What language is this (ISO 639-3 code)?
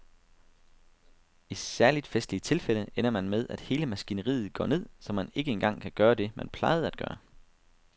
dan